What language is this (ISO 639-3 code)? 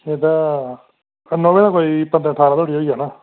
doi